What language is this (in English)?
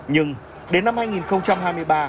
Vietnamese